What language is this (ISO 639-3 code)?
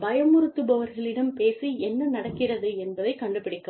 tam